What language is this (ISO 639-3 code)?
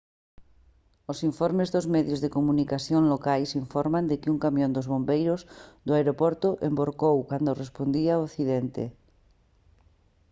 glg